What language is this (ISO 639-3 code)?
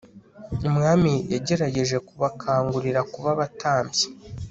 kin